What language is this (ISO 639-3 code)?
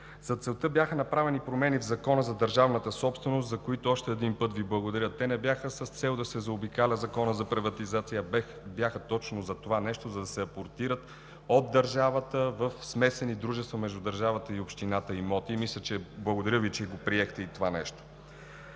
bul